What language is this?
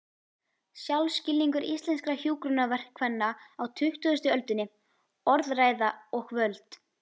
Icelandic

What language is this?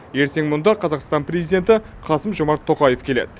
Kazakh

